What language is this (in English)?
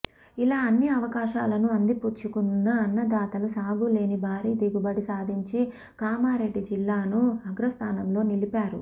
Telugu